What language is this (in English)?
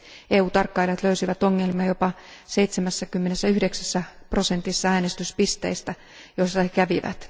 Finnish